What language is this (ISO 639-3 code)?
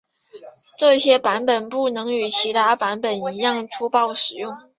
zho